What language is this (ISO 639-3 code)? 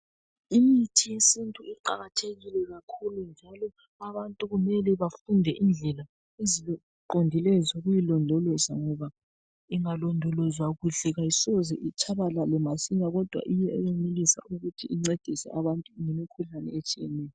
nde